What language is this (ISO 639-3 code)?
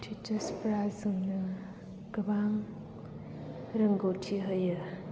brx